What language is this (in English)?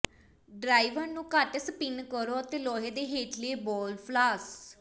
Punjabi